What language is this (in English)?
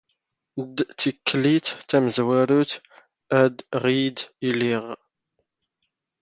Standard Moroccan Tamazight